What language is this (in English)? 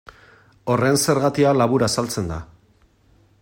Basque